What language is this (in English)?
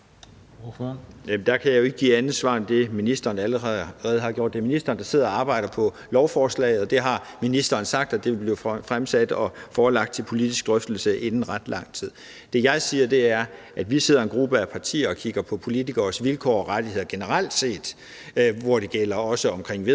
Danish